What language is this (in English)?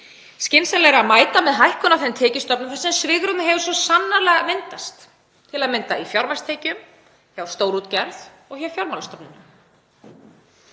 Icelandic